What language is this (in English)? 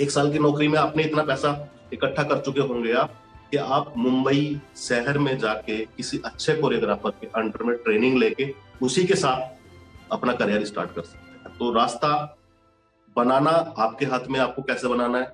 Hindi